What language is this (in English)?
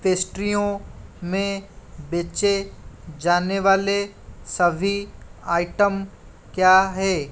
Hindi